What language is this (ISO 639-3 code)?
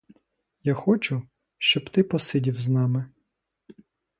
ukr